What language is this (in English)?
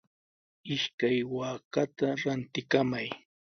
Sihuas Ancash Quechua